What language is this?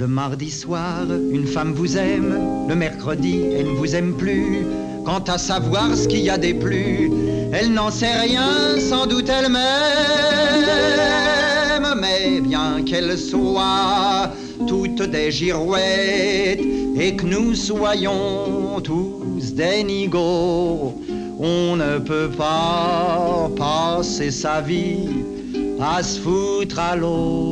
French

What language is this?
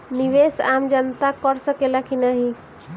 Bhojpuri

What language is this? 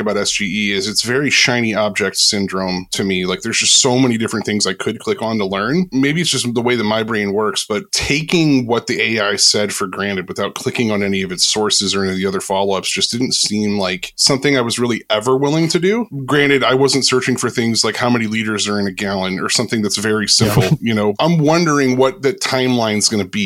English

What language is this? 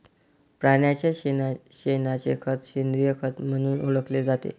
Marathi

